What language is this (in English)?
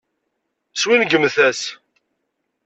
Kabyle